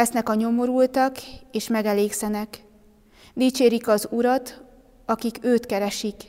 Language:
Hungarian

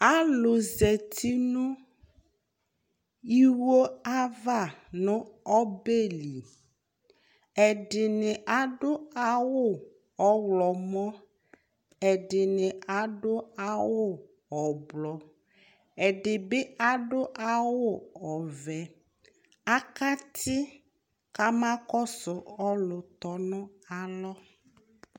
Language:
Ikposo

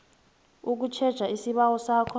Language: South Ndebele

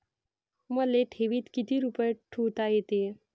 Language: Marathi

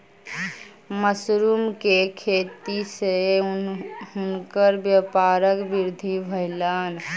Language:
Maithili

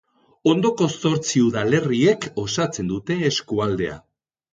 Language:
Basque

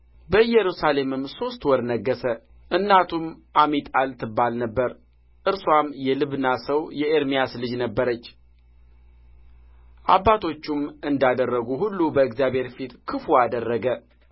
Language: Amharic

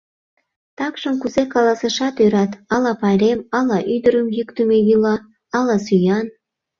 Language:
Mari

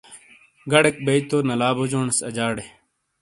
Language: Shina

